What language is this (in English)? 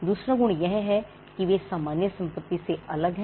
Hindi